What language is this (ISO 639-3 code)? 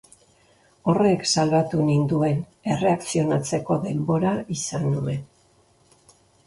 eus